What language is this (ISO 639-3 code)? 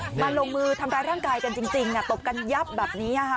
tha